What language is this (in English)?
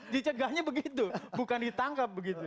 Indonesian